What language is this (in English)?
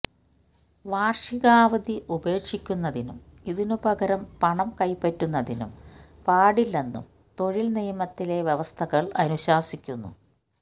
Malayalam